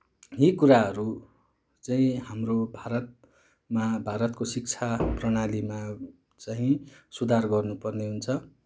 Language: Nepali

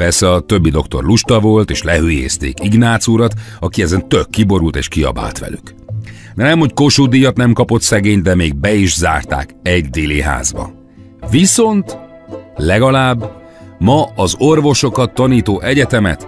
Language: Hungarian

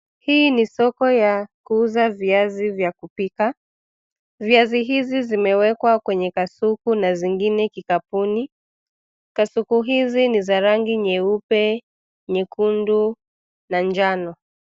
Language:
Swahili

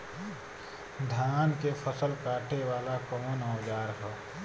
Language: Bhojpuri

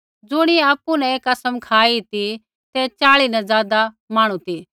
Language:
Kullu Pahari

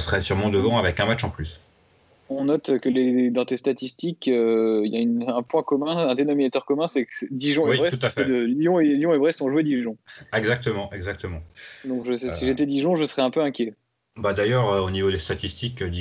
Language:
French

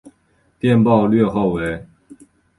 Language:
Chinese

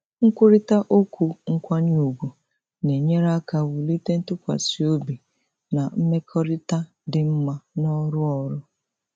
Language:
Igbo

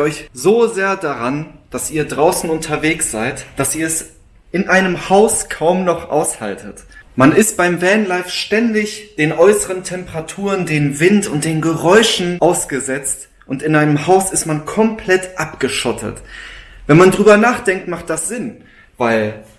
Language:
German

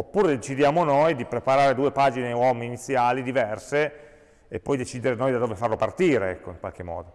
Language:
Italian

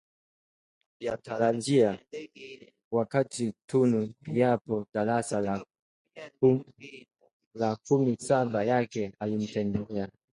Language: Swahili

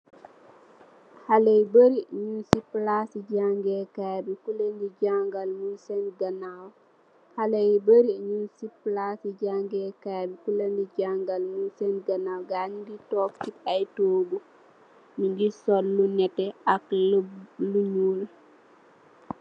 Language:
Wolof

